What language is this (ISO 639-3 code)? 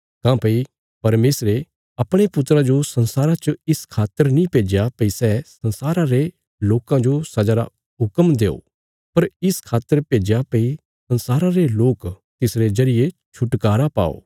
kfs